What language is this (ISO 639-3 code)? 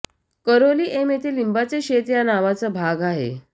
mar